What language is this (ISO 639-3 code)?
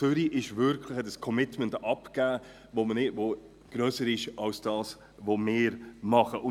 gsw